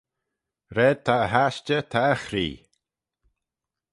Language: Manx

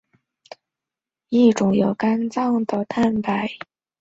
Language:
Chinese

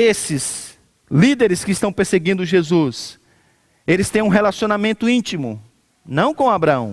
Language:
Portuguese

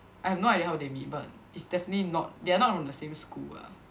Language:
English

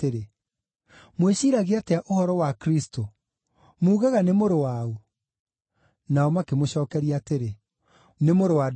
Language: Kikuyu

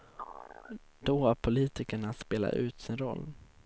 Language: Swedish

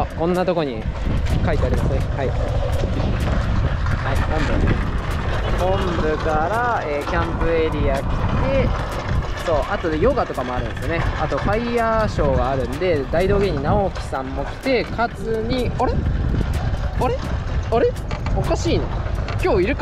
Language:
Japanese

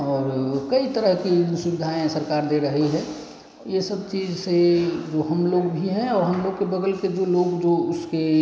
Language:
Hindi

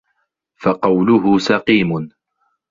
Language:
Arabic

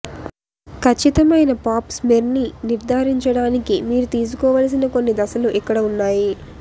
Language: Telugu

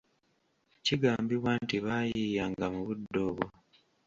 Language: Ganda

